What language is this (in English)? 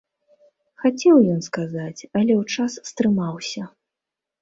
Belarusian